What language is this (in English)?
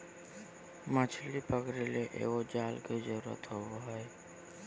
Magahi